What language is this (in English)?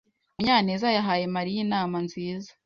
Kinyarwanda